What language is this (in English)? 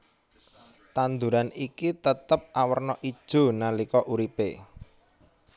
Javanese